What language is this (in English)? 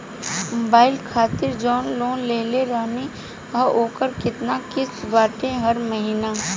Bhojpuri